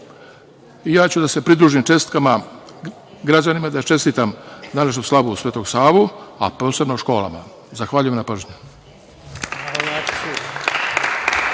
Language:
Serbian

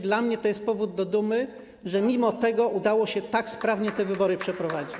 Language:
Polish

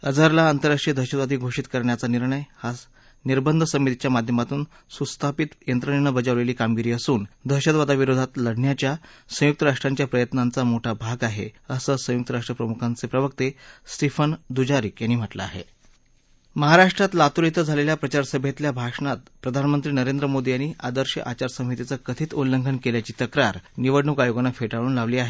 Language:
Marathi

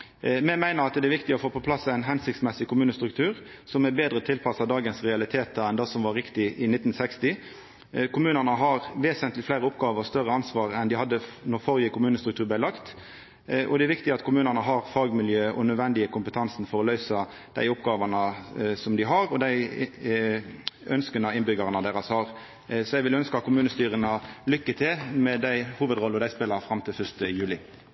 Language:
Norwegian Nynorsk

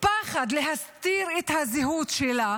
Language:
Hebrew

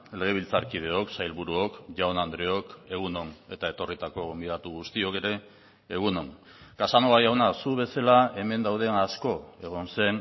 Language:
Basque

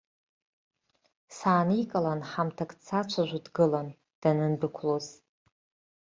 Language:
Abkhazian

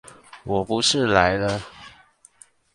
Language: Chinese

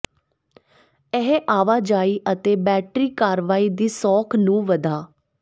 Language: Punjabi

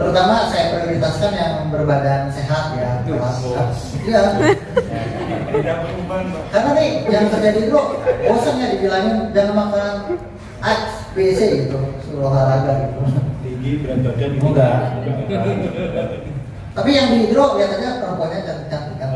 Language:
Indonesian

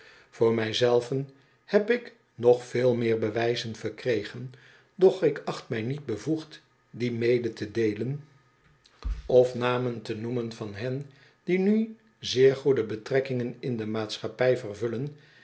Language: Dutch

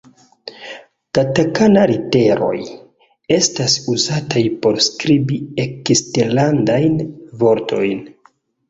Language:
Esperanto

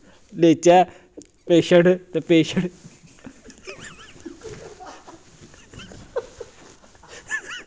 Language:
Dogri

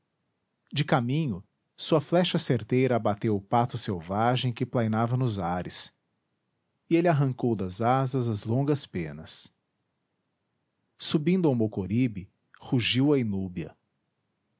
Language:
Portuguese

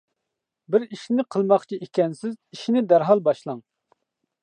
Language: Uyghur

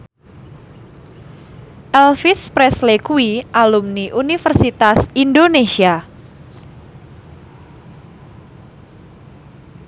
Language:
Javanese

